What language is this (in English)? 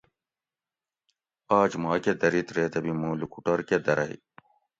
Gawri